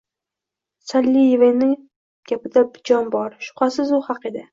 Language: Uzbek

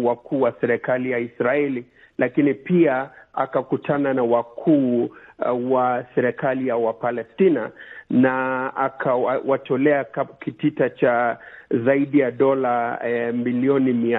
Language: Swahili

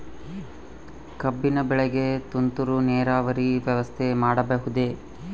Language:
Kannada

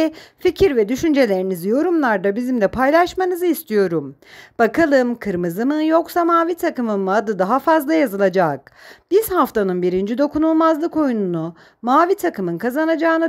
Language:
Turkish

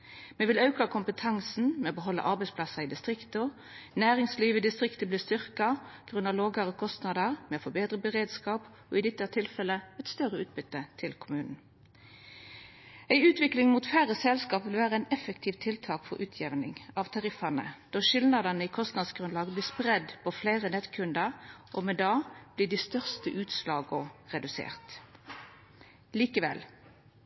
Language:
Norwegian Nynorsk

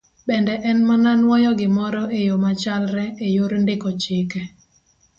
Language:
Luo (Kenya and Tanzania)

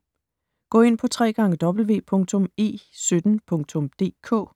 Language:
Danish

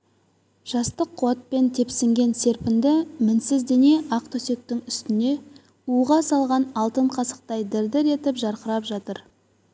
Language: Kazakh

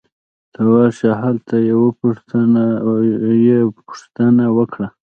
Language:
Pashto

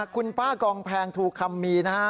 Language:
Thai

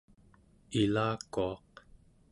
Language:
Central Yupik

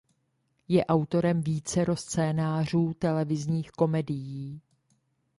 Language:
Czech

